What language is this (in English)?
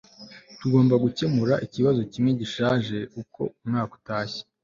Kinyarwanda